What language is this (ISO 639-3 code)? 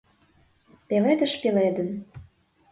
chm